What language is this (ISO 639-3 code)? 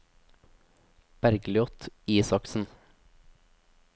nor